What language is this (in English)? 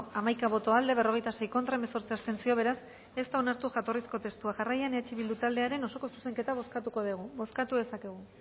Basque